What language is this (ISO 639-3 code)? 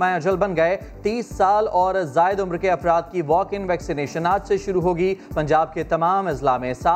urd